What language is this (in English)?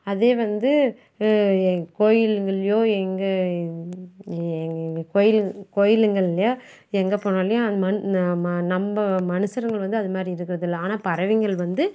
Tamil